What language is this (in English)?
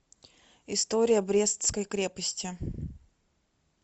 Russian